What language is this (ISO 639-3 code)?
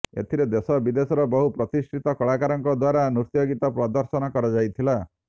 ori